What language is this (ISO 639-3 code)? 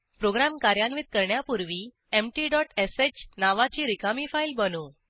mar